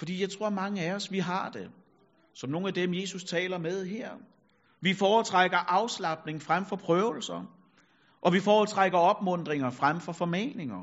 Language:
Danish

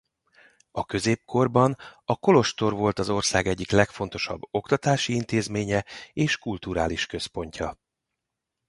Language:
Hungarian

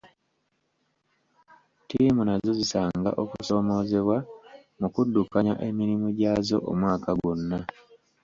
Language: Ganda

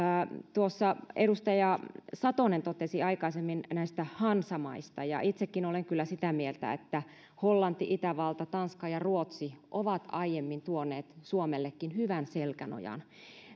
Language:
Finnish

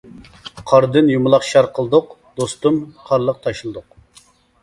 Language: Uyghur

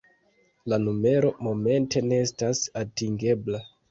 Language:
Esperanto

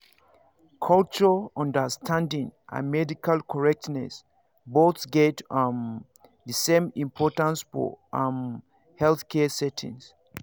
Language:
Nigerian Pidgin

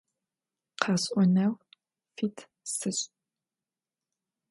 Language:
Adyghe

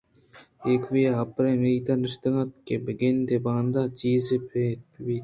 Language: Eastern Balochi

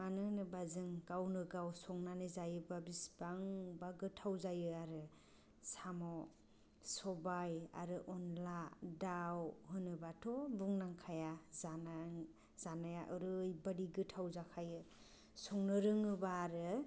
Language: Bodo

